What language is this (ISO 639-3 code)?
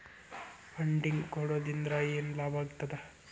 kan